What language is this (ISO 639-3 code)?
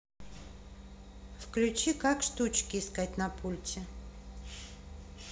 rus